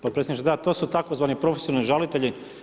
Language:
Croatian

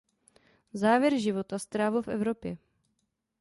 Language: Czech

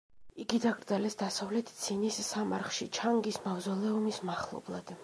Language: Georgian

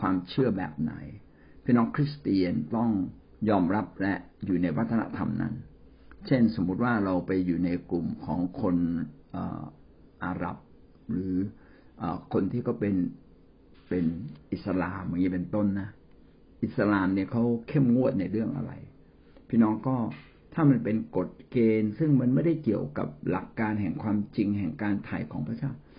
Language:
Thai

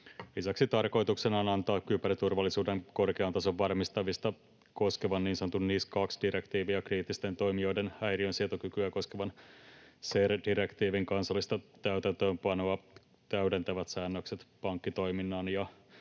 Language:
Finnish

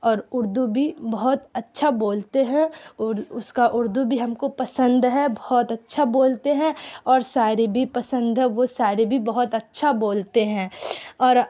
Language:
Urdu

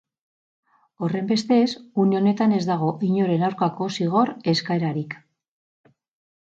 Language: Basque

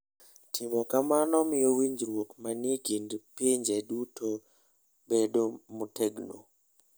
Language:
Luo (Kenya and Tanzania)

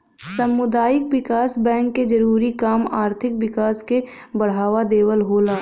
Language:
Bhojpuri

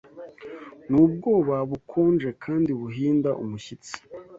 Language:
Kinyarwanda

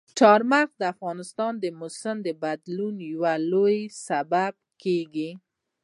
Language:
Pashto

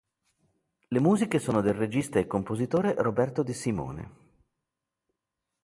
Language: Italian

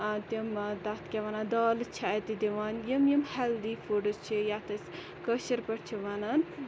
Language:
Kashmiri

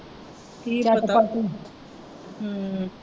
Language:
Punjabi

